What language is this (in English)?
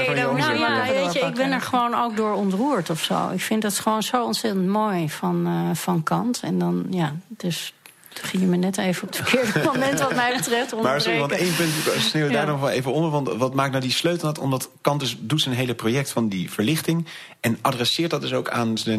Dutch